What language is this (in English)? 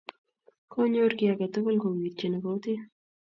Kalenjin